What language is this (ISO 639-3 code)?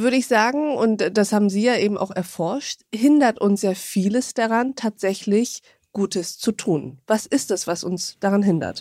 deu